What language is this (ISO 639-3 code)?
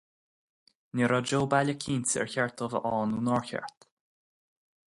gle